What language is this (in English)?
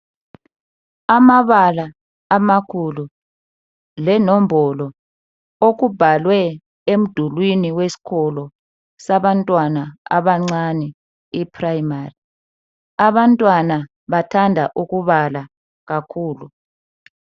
North Ndebele